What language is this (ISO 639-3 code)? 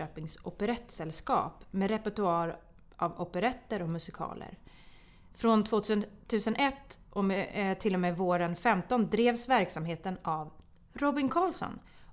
swe